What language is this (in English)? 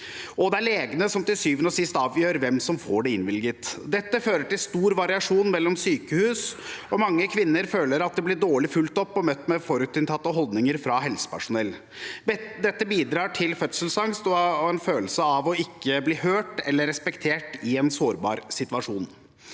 Norwegian